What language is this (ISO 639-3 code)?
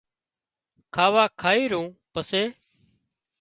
kxp